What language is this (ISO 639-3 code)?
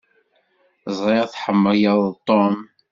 kab